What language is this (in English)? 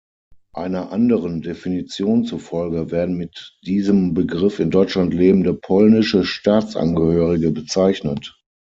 German